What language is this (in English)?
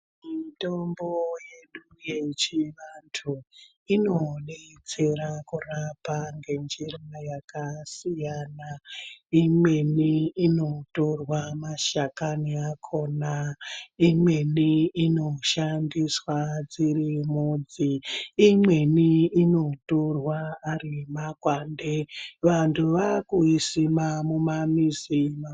Ndau